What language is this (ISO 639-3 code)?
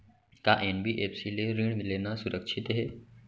hne